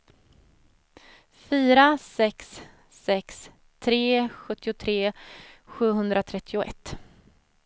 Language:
Swedish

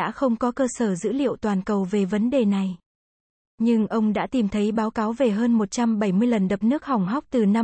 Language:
Vietnamese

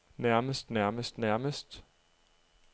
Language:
Danish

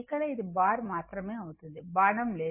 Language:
Telugu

